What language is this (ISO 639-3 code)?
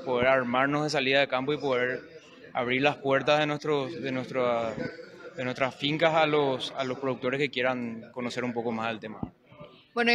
spa